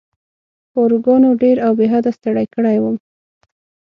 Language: Pashto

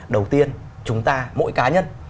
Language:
Vietnamese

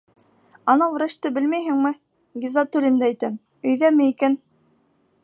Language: Bashkir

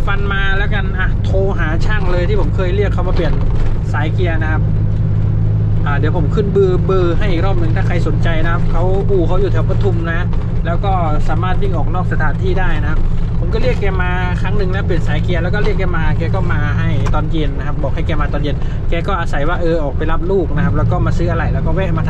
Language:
Thai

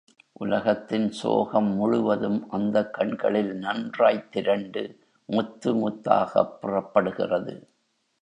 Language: Tamil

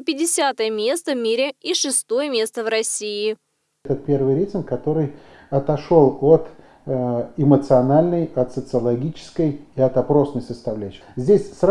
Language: Russian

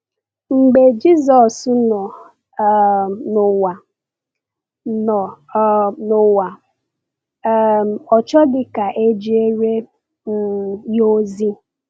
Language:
Igbo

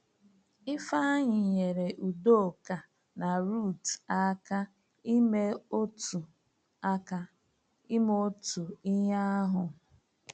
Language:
Igbo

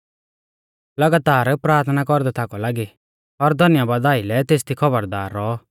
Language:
Mahasu Pahari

